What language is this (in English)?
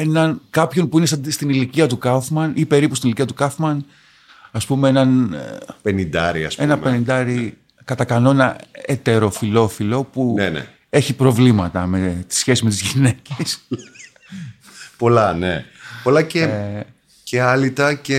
Greek